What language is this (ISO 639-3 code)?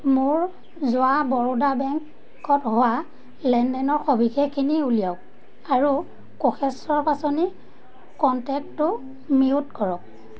asm